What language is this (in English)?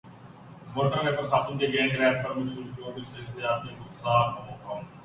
Urdu